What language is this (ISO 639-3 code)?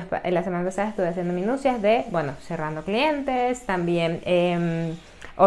spa